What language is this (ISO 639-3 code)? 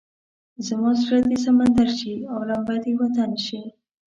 pus